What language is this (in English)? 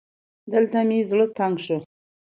Pashto